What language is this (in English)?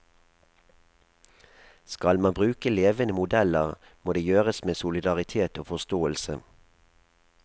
Norwegian